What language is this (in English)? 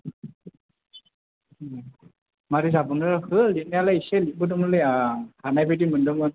Bodo